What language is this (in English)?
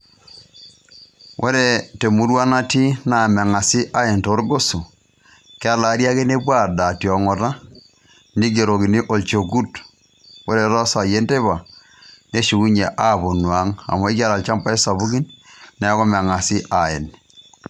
Masai